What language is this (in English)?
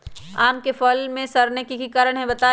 Magahi